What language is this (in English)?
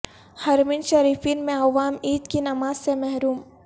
Urdu